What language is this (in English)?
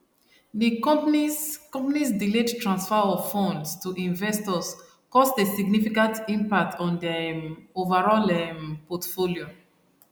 Nigerian Pidgin